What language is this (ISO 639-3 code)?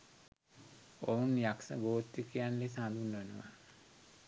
sin